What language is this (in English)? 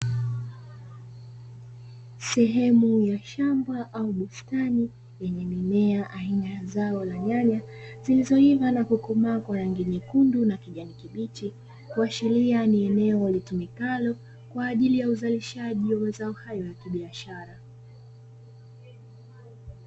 Swahili